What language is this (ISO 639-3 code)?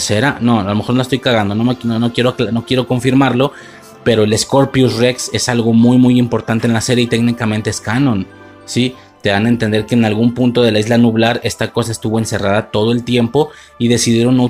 spa